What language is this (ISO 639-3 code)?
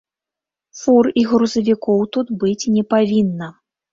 bel